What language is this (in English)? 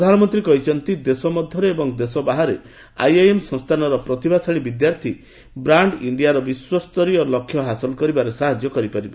Odia